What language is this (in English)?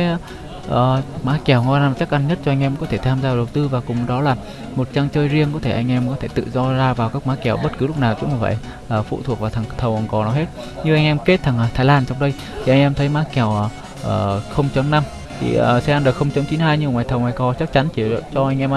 Vietnamese